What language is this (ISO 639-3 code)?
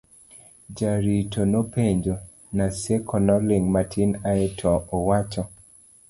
luo